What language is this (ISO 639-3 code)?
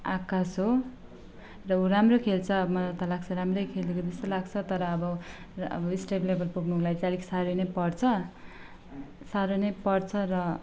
nep